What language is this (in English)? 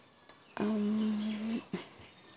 Santali